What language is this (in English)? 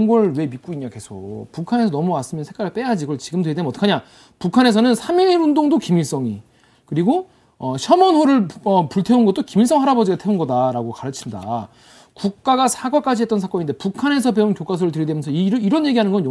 Korean